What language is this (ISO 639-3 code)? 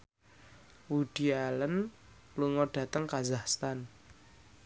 jav